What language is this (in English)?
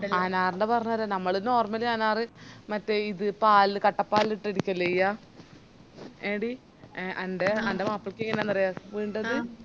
Malayalam